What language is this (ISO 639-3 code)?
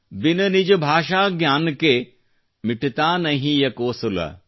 kan